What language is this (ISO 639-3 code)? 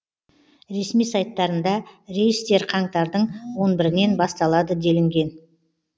kaz